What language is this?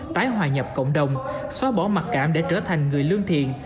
Vietnamese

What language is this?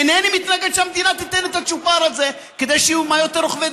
Hebrew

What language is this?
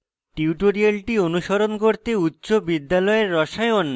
Bangla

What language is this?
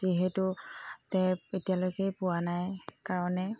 Assamese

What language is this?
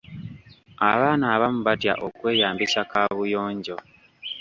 Ganda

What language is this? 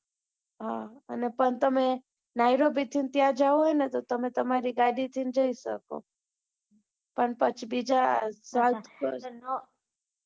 Gujarati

